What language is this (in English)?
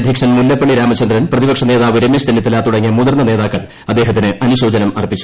Malayalam